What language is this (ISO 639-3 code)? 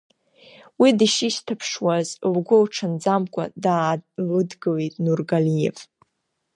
abk